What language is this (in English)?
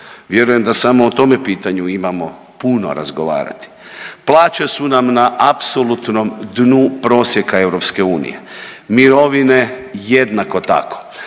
Croatian